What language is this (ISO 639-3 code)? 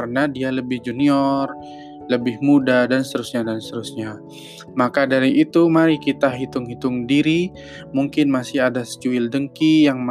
ind